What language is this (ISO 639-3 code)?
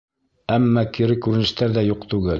bak